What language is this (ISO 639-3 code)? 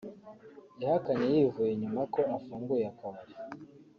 kin